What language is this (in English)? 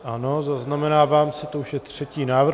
Czech